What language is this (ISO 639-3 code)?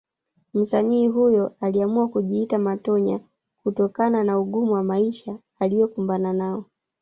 swa